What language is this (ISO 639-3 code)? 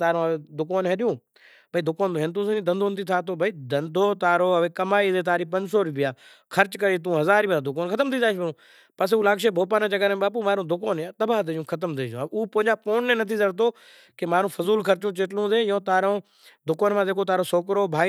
gjk